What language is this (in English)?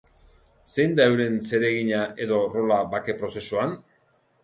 Basque